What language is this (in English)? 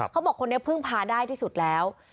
Thai